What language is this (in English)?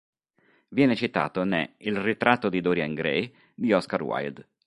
Italian